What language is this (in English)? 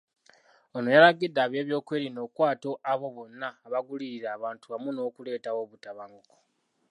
Ganda